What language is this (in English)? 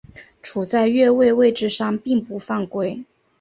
Chinese